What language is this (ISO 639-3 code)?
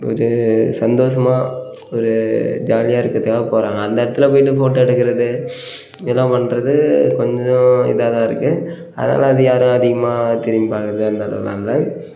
tam